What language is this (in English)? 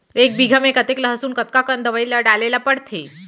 Chhattisgarhi